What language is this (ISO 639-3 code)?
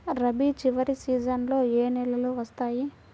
tel